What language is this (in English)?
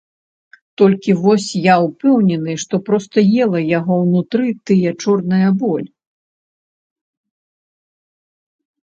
Belarusian